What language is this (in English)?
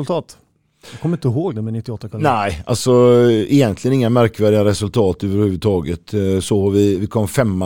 Swedish